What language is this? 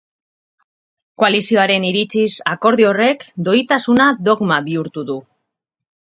Basque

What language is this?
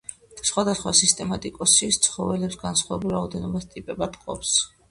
Georgian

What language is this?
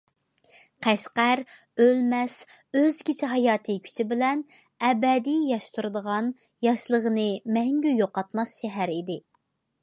Uyghur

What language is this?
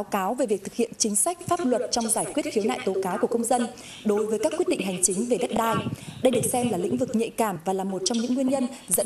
Vietnamese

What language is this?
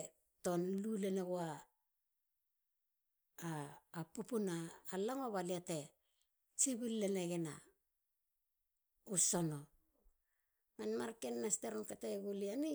Halia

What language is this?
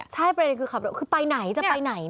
Thai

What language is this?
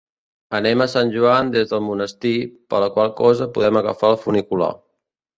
Catalan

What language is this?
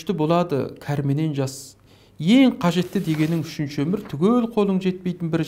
Turkish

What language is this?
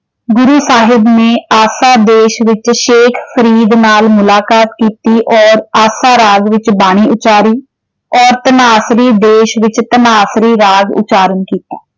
Punjabi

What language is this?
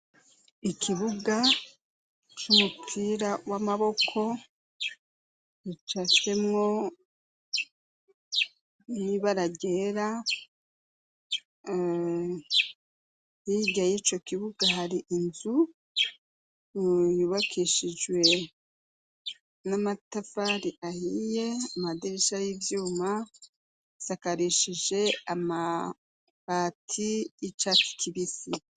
Rundi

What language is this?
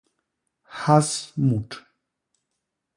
Basaa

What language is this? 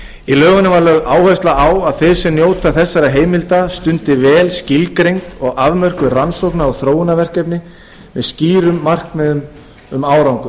Icelandic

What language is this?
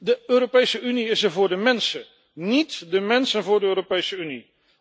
Dutch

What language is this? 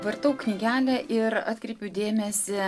Lithuanian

